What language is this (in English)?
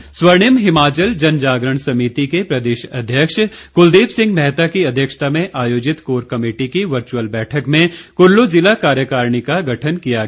Hindi